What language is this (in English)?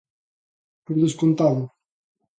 Galician